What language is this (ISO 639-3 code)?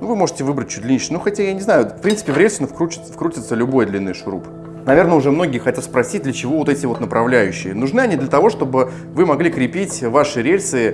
rus